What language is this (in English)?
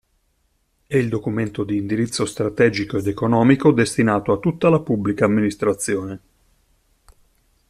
Italian